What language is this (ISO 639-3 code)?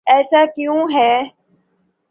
urd